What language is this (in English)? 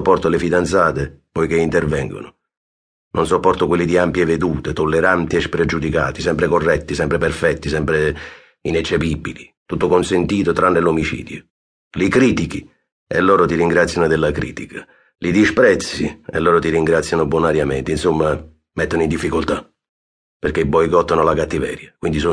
Italian